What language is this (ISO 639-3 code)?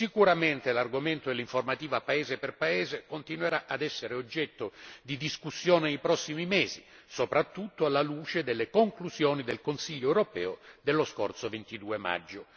ita